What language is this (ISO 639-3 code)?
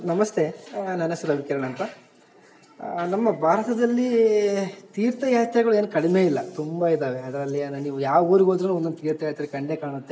kan